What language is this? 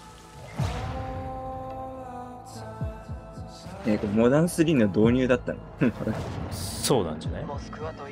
Japanese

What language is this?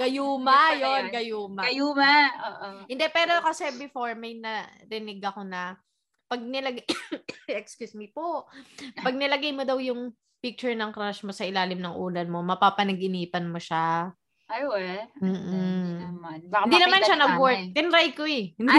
Filipino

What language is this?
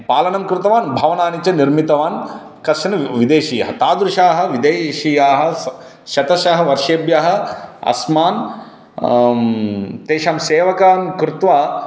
Sanskrit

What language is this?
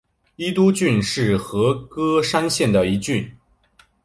Chinese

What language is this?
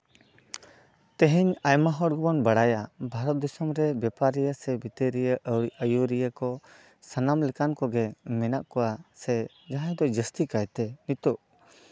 Santali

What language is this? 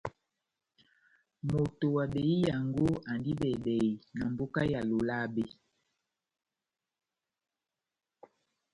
Batanga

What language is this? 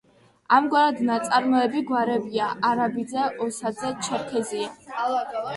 Georgian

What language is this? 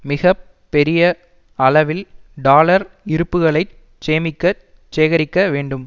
Tamil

